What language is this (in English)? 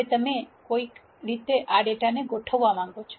Gujarati